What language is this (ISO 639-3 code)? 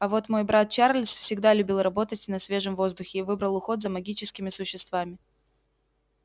rus